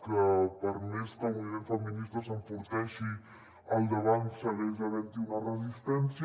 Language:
Catalan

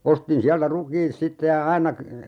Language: Finnish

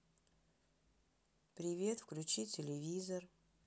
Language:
Russian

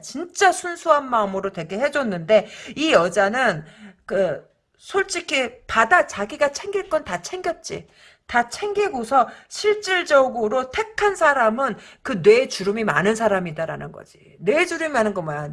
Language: Korean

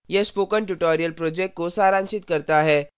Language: Hindi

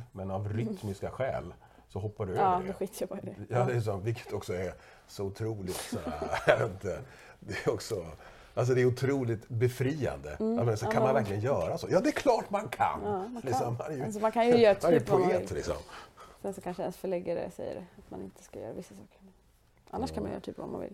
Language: Swedish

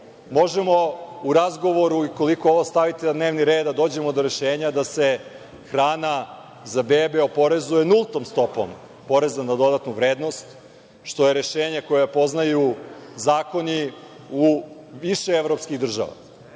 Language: Serbian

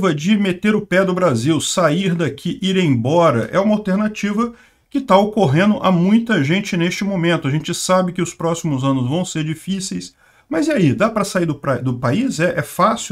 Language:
Portuguese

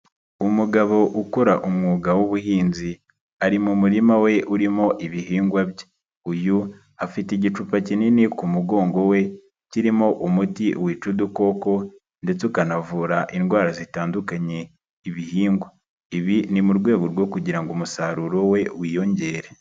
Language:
Kinyarwanda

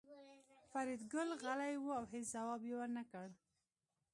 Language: Pashto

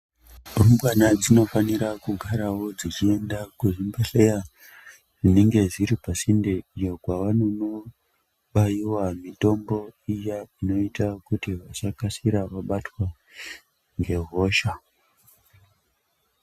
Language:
Ndau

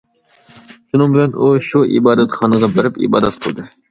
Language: Uyghur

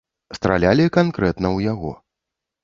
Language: Belarusian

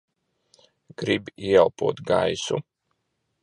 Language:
Latvian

